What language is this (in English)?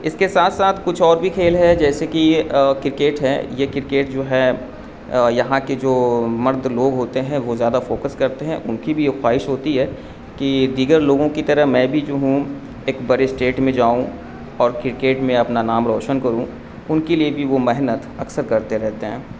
Urdu